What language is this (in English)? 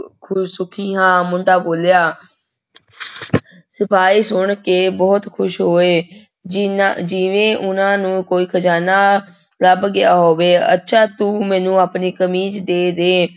Punjabi